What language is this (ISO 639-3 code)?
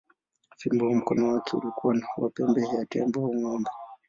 swa